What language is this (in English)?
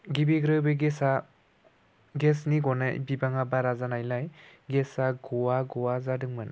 Bodo